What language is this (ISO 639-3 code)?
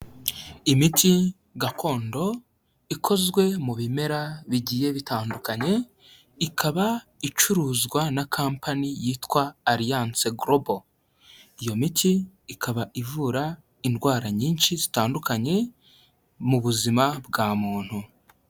kin